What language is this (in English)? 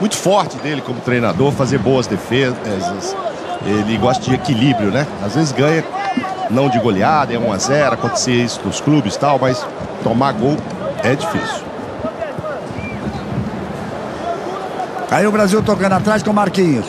Portuguese